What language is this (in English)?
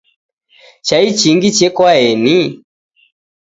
Taita